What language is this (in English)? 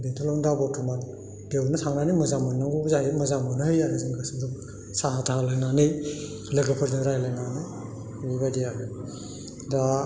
Bodo